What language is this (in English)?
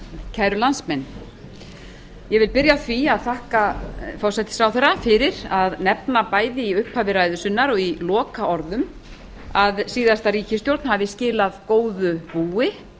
Icelandic